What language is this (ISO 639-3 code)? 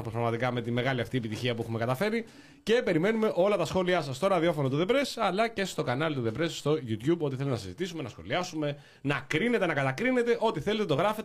ell